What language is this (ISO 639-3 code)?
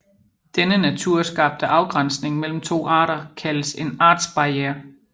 dan